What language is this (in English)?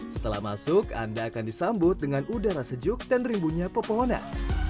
Indonesian